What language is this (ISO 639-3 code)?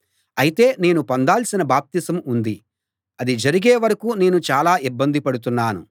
tel